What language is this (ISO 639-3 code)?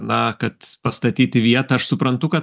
lit